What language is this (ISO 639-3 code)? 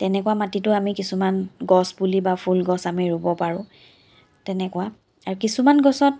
asm